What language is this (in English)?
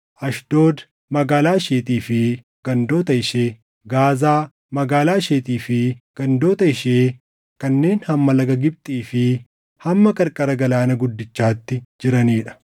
Oromo